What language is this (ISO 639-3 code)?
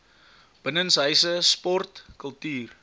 afr